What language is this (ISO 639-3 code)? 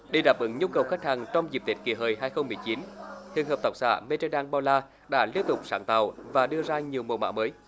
vie